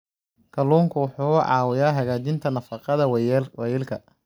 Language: Somali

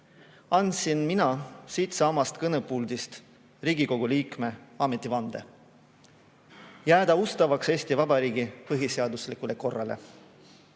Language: Estonian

